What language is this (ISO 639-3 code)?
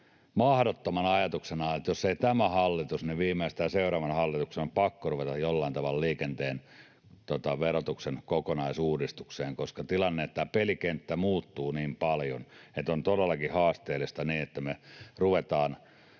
fin